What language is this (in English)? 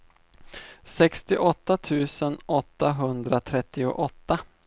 Swedish